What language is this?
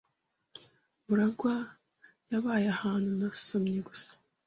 Kinyarwanda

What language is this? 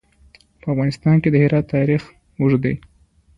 Pashto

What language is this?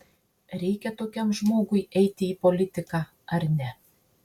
Lithuanian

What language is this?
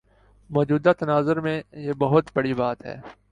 Urdu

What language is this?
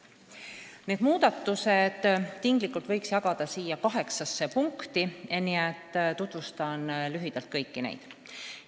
Estonian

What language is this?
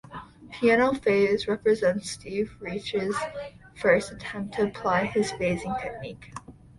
English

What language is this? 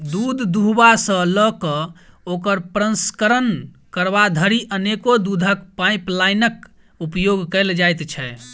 Maithili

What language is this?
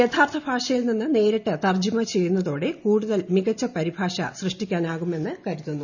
Malayalam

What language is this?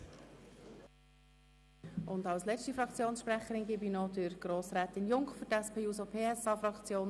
Swiss German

